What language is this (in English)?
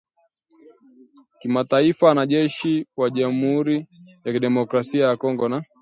Swahili